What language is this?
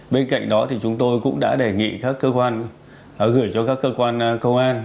Vietnamese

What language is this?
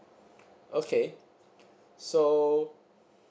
English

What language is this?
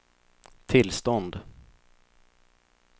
Swedish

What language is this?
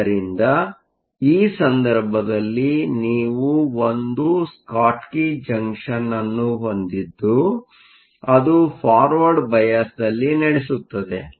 Kannada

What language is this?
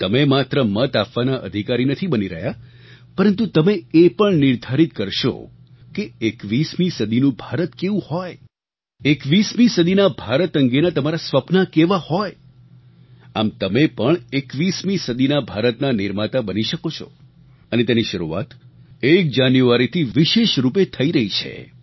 Gujarati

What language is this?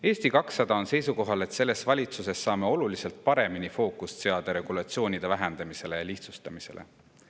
Estonian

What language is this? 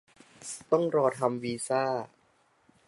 Thai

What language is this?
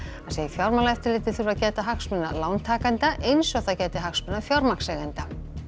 Icelandic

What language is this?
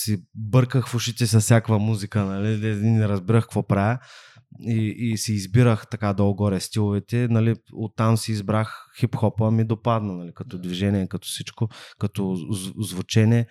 Bulgarian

